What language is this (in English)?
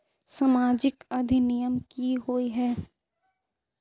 Magahi